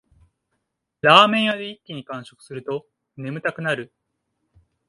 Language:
Japanese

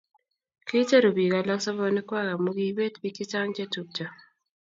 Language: Kalenjin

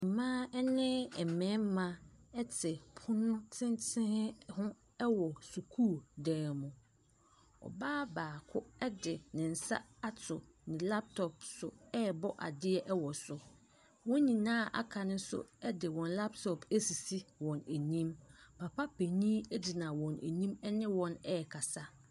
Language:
Akan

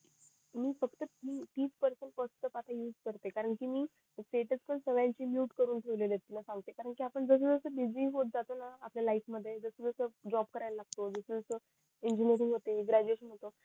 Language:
Marathi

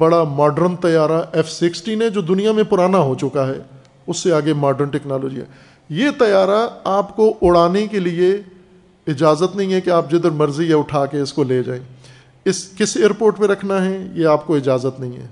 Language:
Urdu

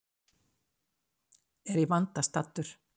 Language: Icelandic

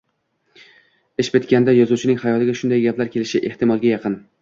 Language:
Uzbek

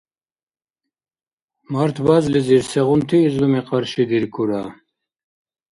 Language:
Dargwa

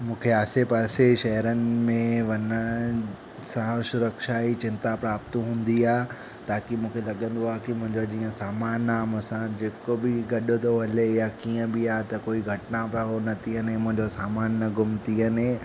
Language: Sindhi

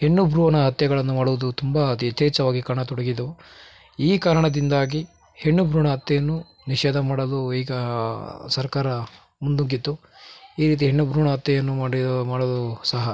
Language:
Kannada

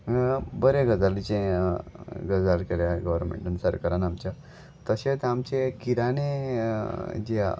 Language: Konkani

